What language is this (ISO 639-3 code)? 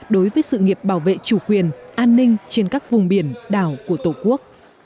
vie